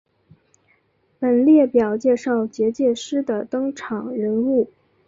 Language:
Chinese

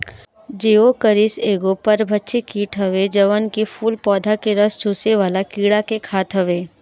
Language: Bhojpuri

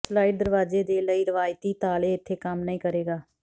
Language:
Punjabi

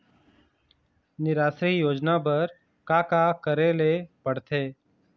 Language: Chhattisgarhi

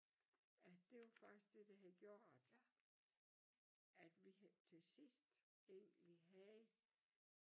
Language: Danish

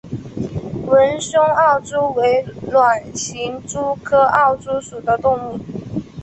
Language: Chinese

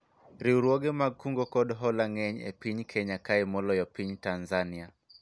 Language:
Luo (Kenya and Tanzania)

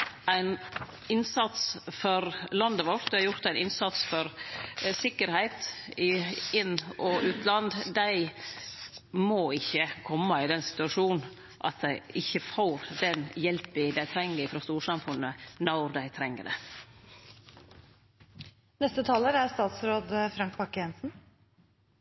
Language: Norwegian Nynorsk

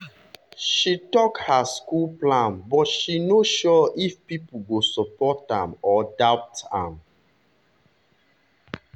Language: Nigerian Pidgin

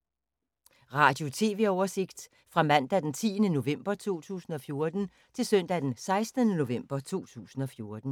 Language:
Danish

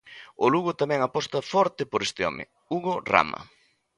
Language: Galician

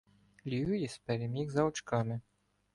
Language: Ukrainian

